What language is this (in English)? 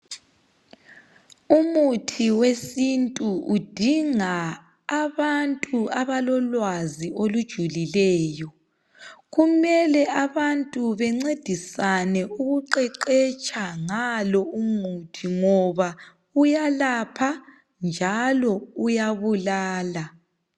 North Ndebele